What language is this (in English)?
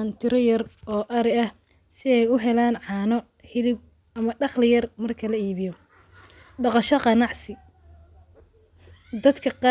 Somali